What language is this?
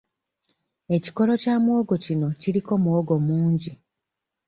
Ganda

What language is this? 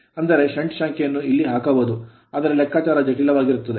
Kannada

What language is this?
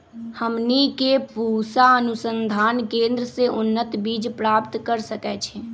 Magahi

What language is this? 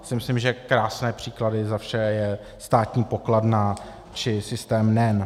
Czech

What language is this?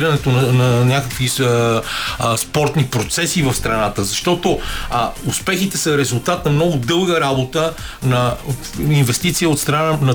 Bulgarian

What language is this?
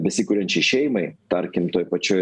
Lithuanian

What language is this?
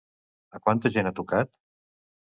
Catalan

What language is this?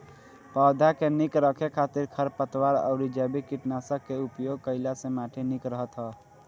Bhojpuri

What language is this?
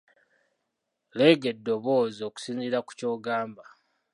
Ganda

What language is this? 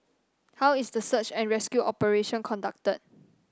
English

